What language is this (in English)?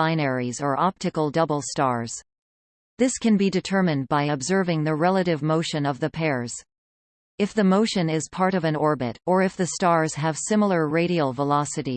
English